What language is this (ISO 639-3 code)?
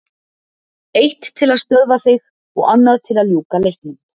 isl